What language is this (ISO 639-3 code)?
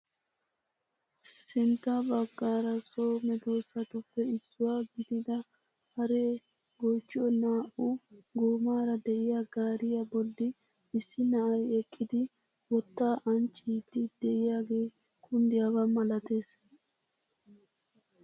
wal